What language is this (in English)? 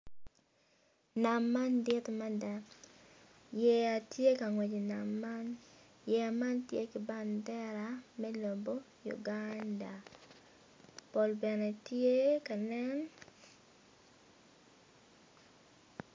Acoli